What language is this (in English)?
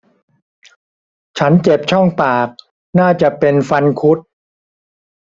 Thai